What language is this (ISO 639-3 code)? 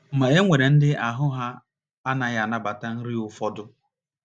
ibo